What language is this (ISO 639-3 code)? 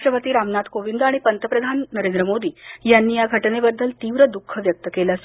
mar